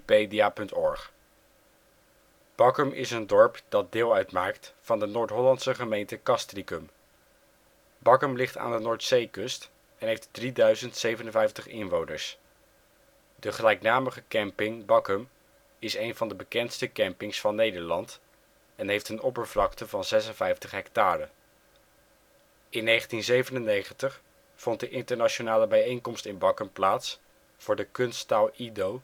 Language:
Dutch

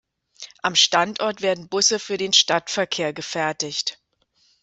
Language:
German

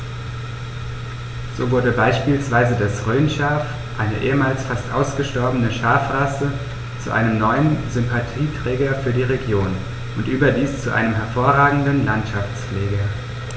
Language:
German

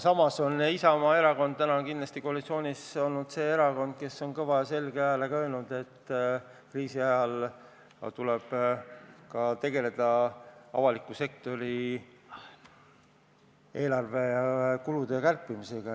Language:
Estonian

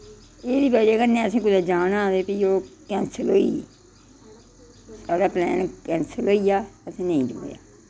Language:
Dogri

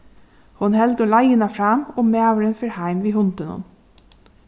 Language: Faroese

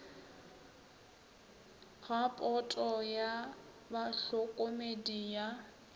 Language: Northern Sotho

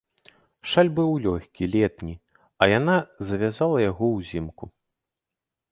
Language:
Belarusian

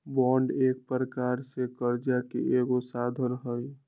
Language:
Magahi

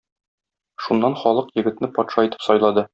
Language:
Tatar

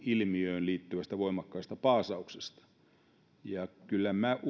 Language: Finnish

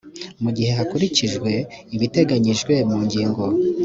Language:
Kinyarwanda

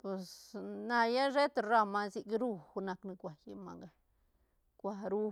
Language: Santa Catarina Albarradas Zapotec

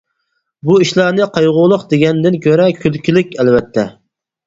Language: Uyghur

